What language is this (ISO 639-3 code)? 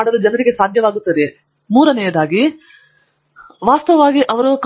kan